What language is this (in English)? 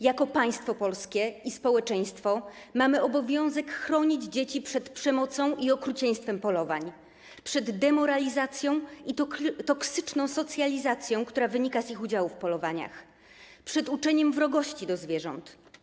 Polish